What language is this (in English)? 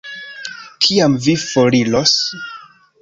Esperanto